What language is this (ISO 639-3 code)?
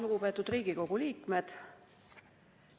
est